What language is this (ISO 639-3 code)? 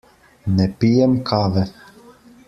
slv